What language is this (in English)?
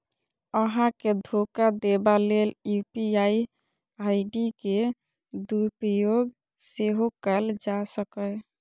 Maithili